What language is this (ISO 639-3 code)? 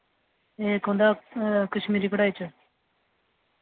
doi